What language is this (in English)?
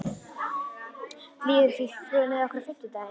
Icelandic